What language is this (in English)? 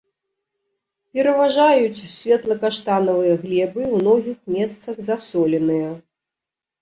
Belarusian